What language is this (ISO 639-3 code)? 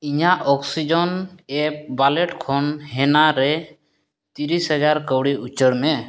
sat